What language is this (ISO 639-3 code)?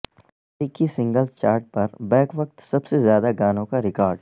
urd